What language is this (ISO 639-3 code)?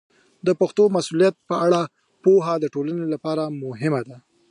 pus